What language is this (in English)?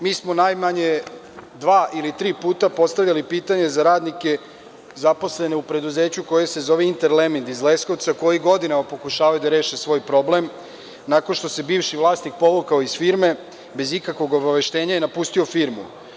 Serbian